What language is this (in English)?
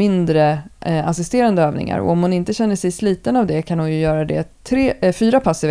Swedish